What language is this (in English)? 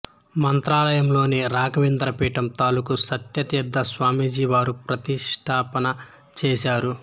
Telugu